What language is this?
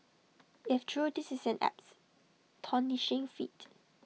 English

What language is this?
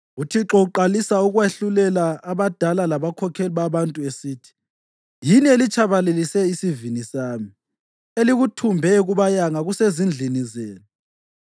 North Ndebele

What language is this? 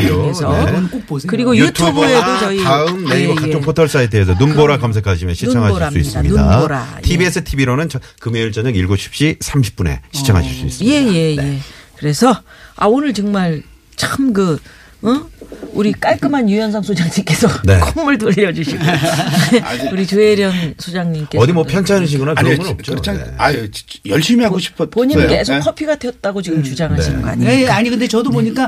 Korean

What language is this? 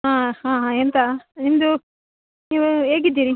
Kannada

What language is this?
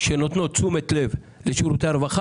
Hebrew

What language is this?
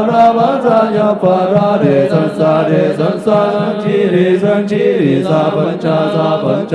Vietnamese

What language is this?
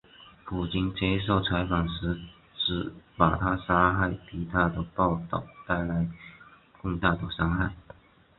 Chinese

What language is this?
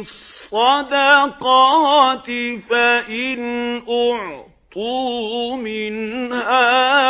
Arabic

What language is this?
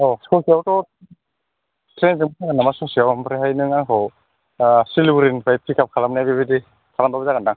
Bodo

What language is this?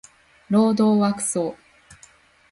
Japanese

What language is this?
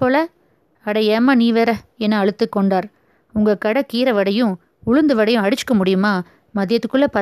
Tamil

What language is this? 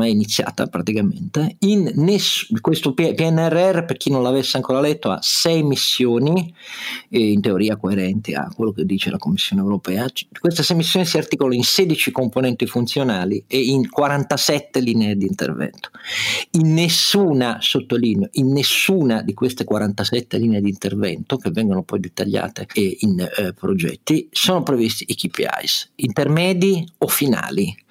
Italian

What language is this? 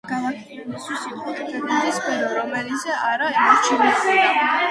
Georgian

